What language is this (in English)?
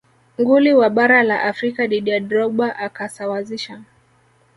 Swahili